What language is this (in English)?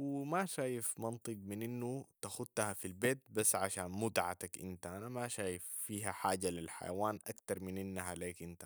Sudanese Arabic